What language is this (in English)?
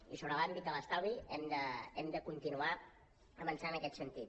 Catalan